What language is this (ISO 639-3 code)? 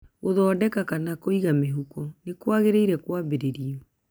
kik